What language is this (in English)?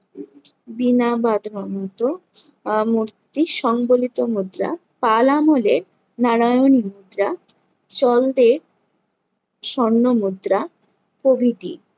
Bangla